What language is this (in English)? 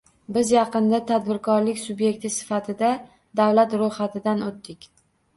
Uzbek